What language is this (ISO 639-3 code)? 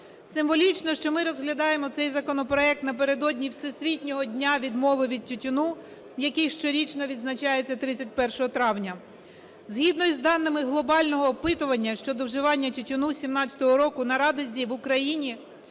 ukr